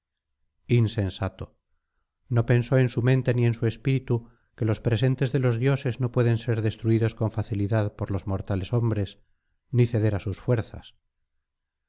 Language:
Spanish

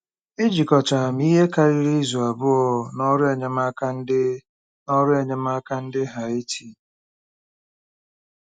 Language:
Igbo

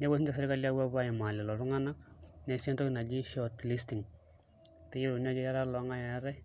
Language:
Masai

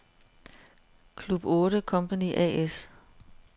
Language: Danish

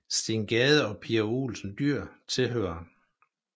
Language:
Danish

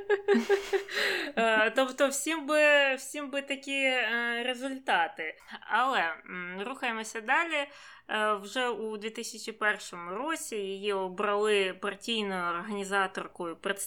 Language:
Ukrainian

